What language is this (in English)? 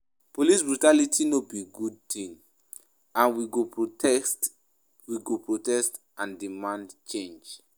Nigerian Pidgin